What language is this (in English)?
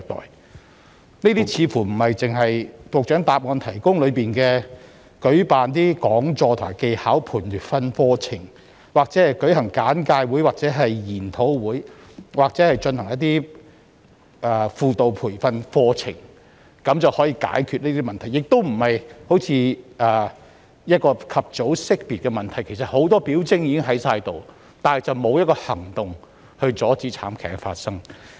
Cantonese